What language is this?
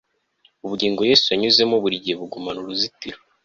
Kinyarwanda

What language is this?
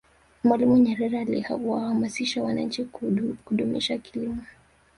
Swahili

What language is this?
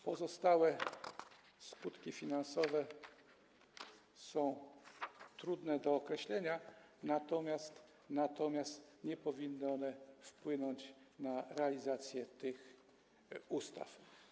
Polish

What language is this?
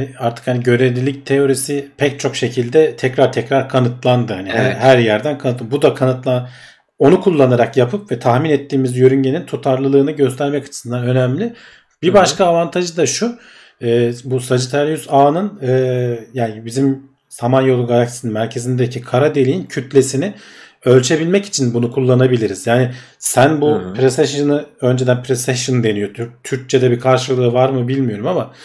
Turkish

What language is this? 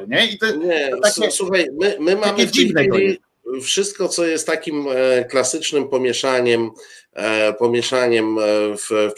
Polish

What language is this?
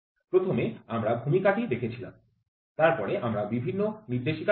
Bangla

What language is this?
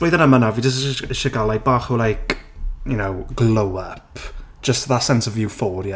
Welsh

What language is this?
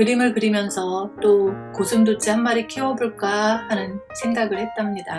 Korean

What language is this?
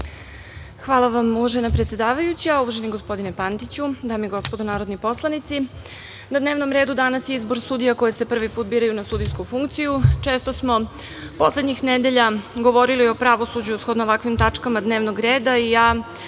Serbian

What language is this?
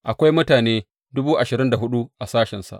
Hausa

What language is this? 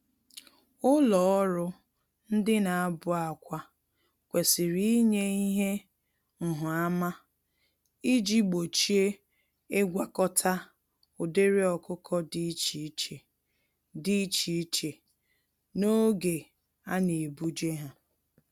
Igbo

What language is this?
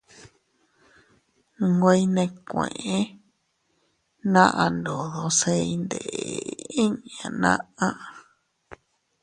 Teutila Cuicatec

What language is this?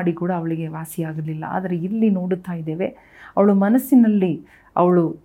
Kannada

